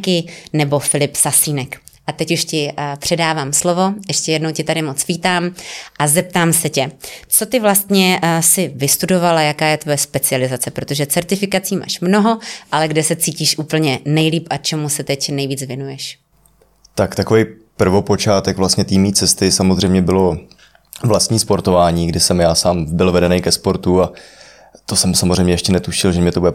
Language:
Czech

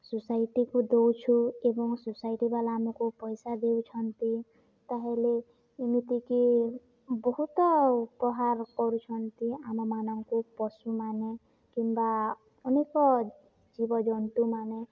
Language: Odia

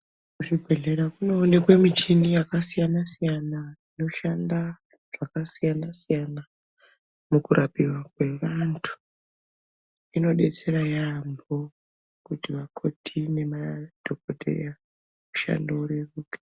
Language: Ndau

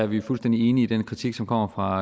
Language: Danish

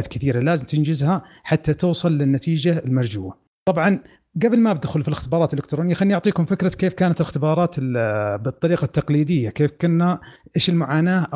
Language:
Arabic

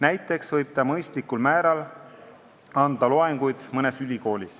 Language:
Estonian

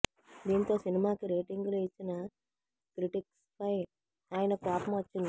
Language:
Telugu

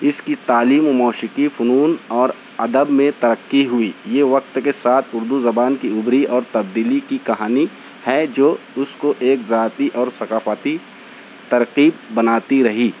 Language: Urdu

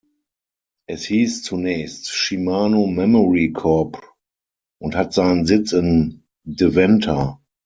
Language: German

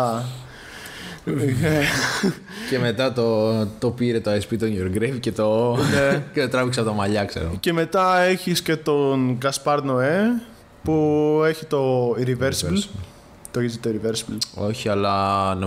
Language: Greek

